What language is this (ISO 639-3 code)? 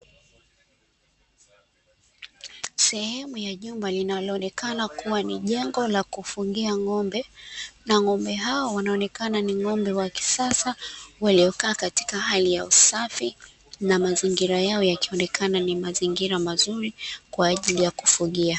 swa